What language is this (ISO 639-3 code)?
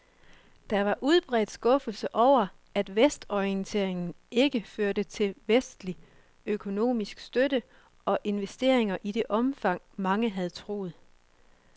dan